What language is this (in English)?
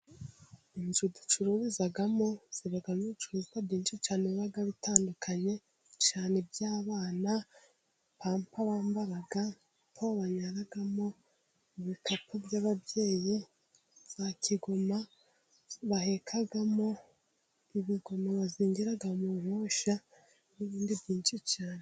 Kinyarwanda